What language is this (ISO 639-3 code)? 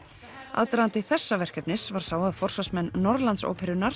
isl